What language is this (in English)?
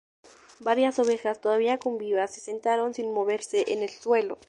Spanish